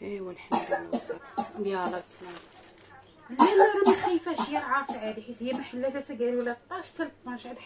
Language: Arabic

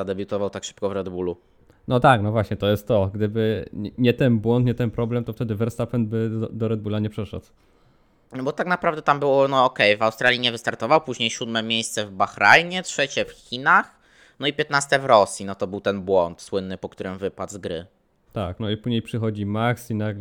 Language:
Polish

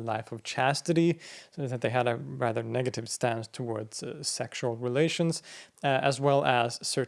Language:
English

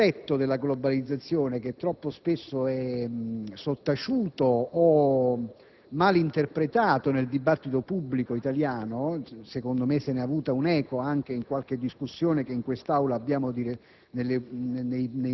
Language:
Italian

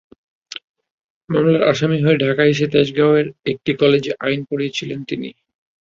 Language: Bangla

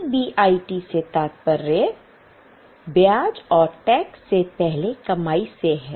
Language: Hindi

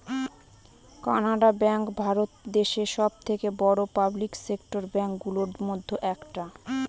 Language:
Bangla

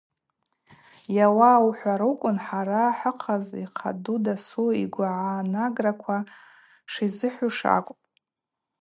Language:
Abaza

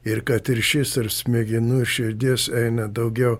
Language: Lithuanian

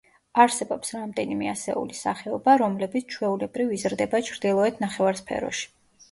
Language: Georgian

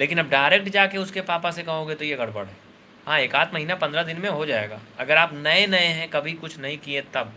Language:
Hindi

